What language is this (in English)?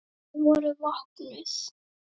Icelandic